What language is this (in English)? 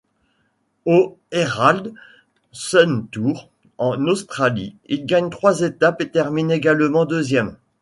French